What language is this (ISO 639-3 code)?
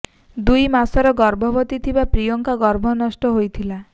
ori